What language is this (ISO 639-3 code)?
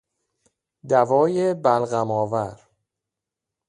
fas